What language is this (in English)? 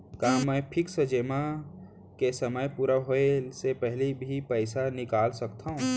Chhattisgarhi